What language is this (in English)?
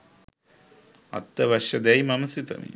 Sinhala